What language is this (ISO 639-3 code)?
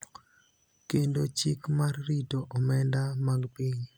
luo